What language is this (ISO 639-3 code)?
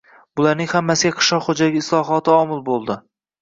uzb